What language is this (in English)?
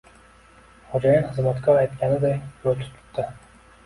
Uzbek